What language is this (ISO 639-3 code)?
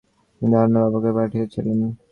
ben